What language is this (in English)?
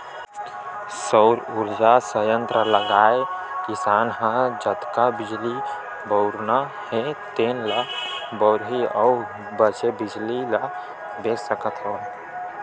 Chhattisgarhi